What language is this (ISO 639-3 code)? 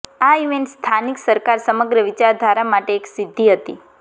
guj